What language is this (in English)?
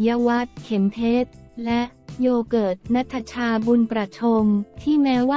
Thai